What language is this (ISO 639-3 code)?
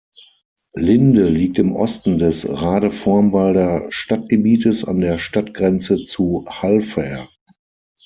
deu